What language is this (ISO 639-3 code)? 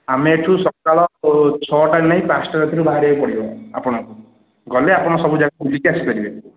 ori